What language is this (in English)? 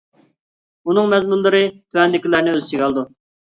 Uyghur